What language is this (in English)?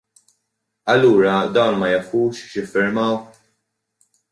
Maltese